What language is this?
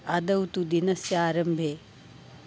Sanskrit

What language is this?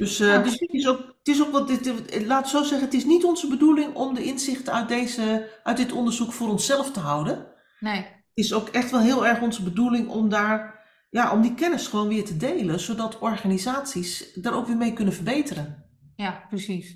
Dutch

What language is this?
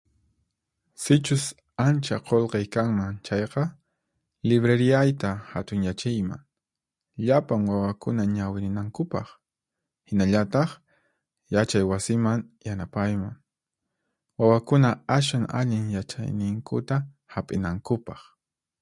Puno Quechua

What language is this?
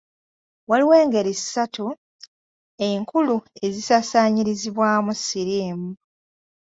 Ganda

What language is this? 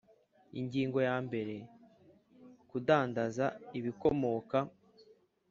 Kinyarwanda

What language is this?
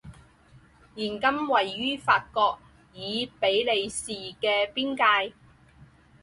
Chinese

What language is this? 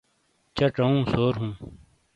Shina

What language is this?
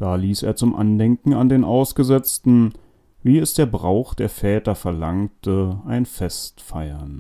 German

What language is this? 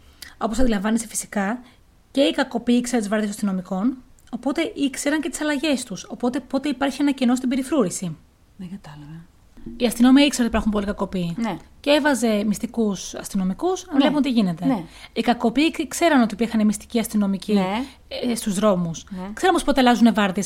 Greek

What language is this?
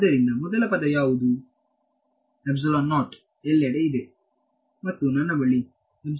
Kannada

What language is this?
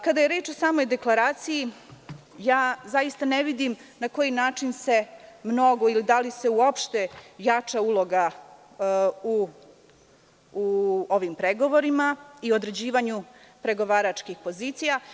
Serbian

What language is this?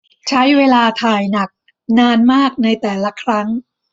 Thai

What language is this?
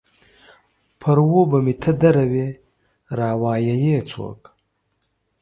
Pashto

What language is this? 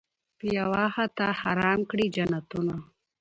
Pashto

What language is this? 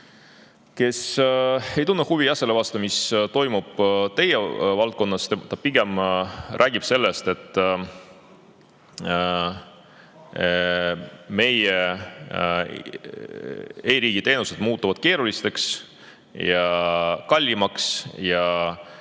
Estonian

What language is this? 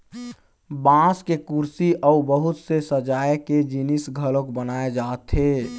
Chhattisgarhi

